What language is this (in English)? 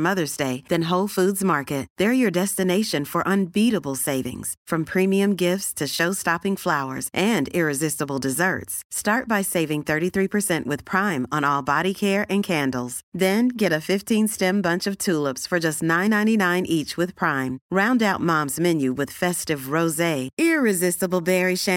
Swedish